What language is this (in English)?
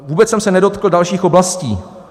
Czech